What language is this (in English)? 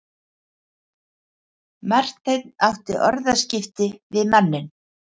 Icelandic